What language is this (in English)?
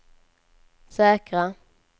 Swedish